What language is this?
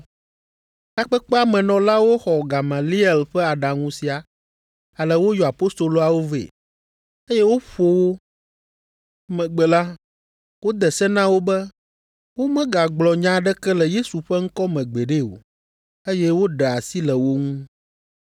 Ewe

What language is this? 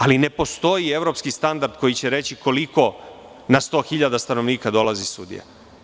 Serbian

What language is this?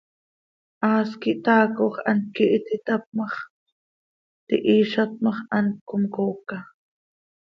Seri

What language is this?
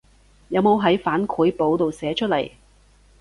Cantonese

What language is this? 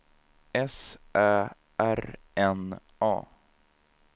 Swedish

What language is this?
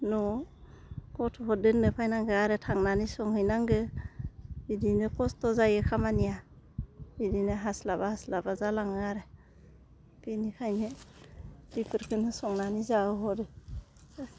Bodo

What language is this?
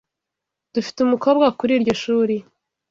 Kinyarwanda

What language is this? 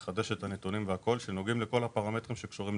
Hebrew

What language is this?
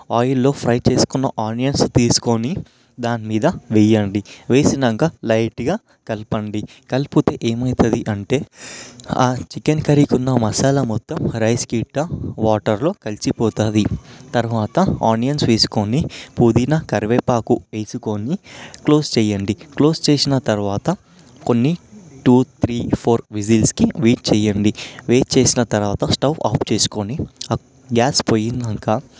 Telugu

